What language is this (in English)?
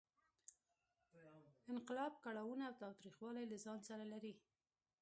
Pashto